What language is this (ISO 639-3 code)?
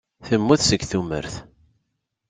kab